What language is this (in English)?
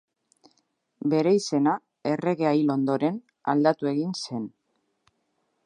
Basque